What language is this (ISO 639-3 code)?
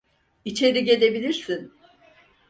tur